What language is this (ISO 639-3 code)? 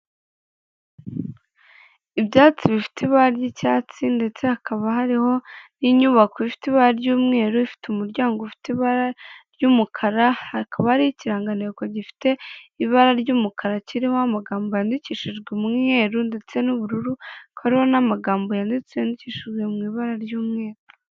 kin